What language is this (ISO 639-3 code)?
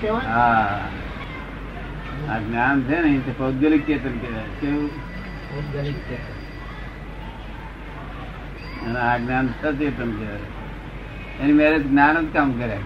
guj